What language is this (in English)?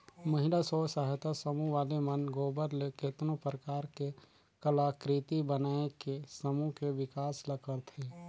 Chhattisgarhi